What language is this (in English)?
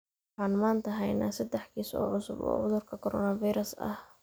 Somali